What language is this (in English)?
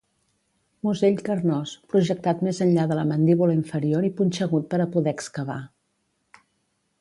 Catalan